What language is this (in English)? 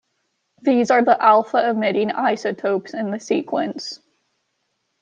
English